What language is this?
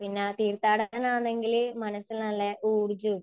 Malayalam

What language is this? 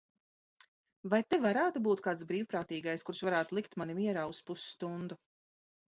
Latvian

